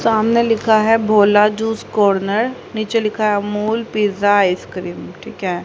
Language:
Hindi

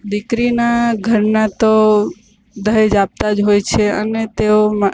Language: Gujarati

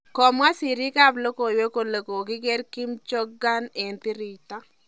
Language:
Kalenjin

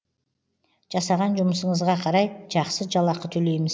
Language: Kazakh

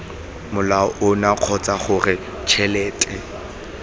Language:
Tswana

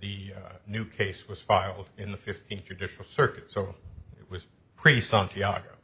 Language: English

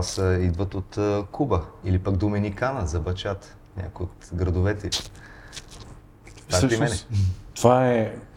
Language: Bulgarian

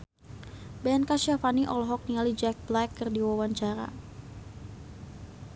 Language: Sundanese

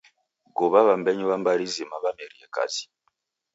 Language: Taita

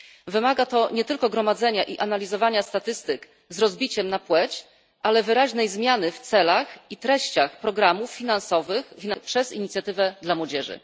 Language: Polish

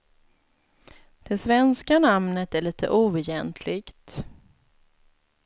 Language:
Swedish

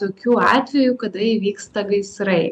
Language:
Lithuanian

